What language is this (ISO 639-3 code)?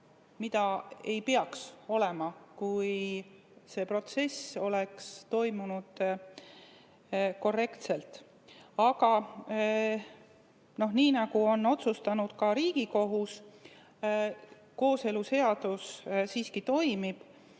est